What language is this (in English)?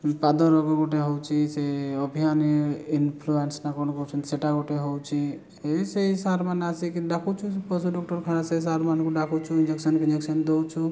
Odia